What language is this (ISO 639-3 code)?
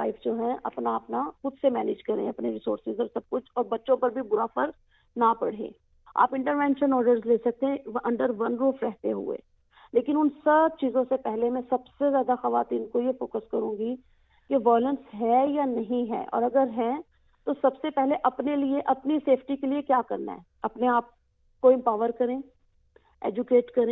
urd